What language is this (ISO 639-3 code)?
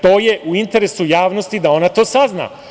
srp